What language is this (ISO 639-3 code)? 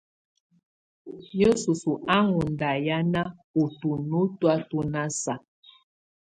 tvu